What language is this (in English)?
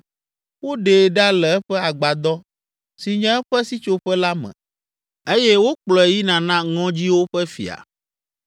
Ewe